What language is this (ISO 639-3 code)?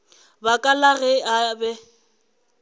nso